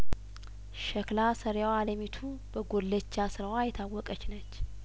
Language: Amharic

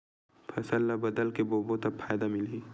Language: Chhattisgarhi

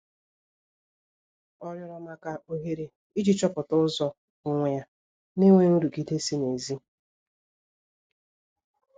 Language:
Igbo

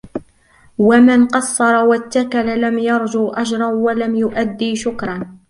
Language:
Arabic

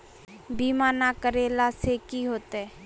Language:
Magahi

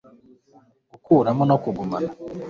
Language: Kinyarwanda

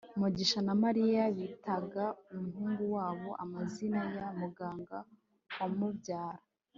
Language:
Kinyarwanda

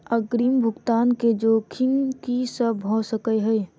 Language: Maithili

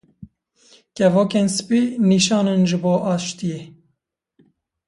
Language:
Kurdish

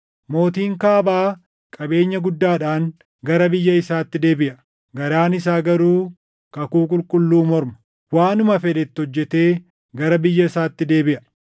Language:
Oromo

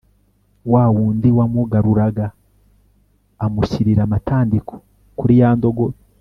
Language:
Kinyarwanda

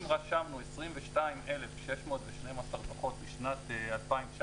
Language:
Hebrew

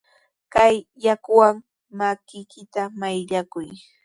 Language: Sihuas Ancash Quechua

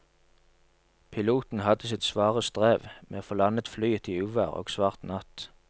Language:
Norwegian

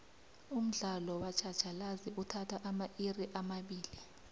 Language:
South Ndebele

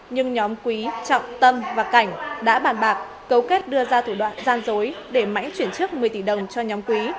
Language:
Vietnamese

